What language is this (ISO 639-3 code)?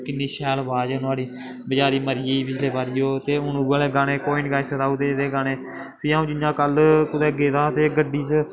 doi